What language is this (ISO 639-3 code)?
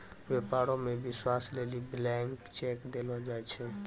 mai